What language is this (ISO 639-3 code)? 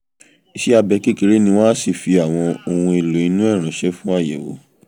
yor